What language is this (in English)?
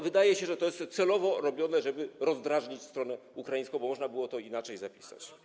Polish